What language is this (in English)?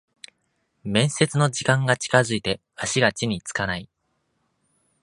Japanese